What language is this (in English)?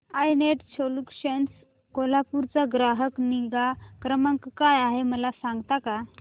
Marathi